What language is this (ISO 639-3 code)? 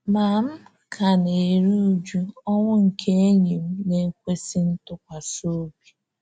ibo